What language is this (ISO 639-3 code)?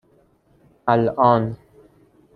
fas